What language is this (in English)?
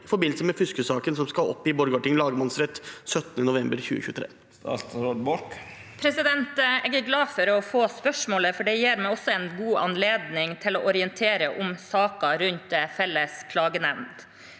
Norwegian